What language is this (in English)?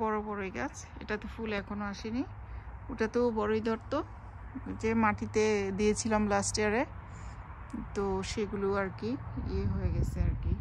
Romanian